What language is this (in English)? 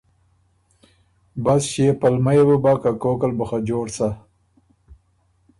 Ormuri